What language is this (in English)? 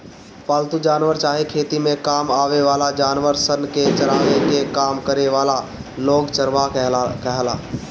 Bhojpuri